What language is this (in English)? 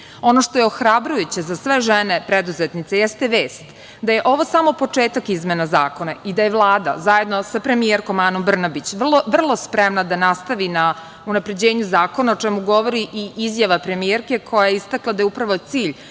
Serbian